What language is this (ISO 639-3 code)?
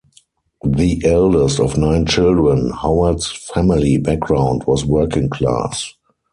eng